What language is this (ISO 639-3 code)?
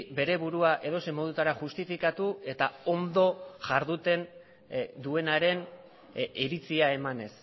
eus